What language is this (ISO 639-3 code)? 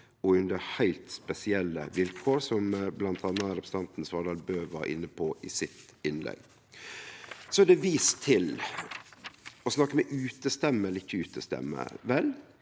nor